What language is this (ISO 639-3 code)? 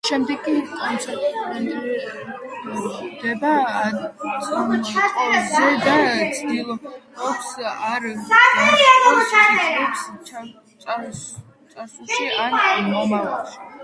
kat